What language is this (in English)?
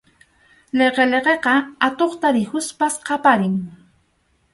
Arequipa-La Unión Quechua